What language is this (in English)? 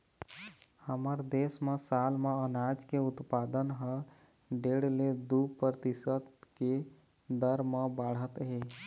Chhattisgarhi